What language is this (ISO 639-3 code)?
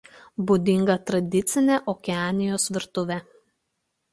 lit